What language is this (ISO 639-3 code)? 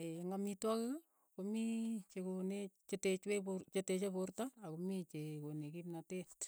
eyo